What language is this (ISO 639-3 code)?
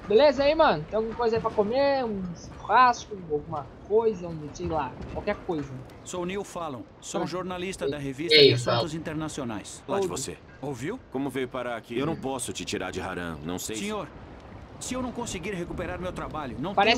por